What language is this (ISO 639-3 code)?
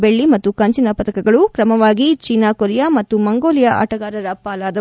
kan